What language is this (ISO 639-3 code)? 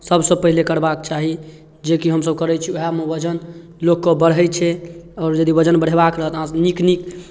mai